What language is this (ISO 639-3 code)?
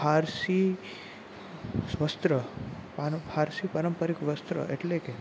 guj